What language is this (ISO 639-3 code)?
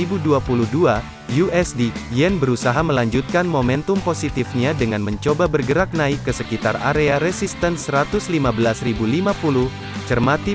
ind